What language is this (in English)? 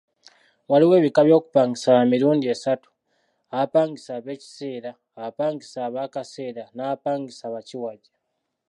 Ganda